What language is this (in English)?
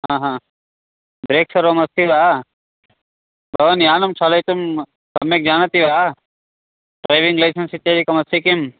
Sanskrit